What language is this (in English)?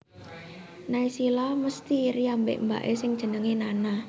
Javanese